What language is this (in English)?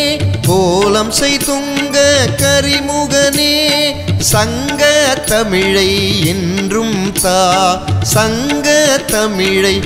Tamil